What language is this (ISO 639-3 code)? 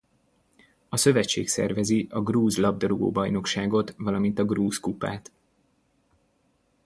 hun